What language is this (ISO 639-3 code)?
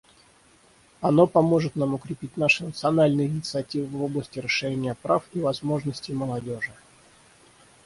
rus